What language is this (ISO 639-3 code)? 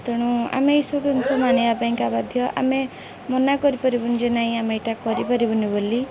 ori